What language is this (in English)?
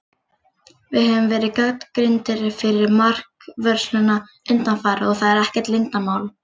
Icelandic